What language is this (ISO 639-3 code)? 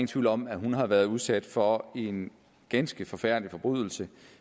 dan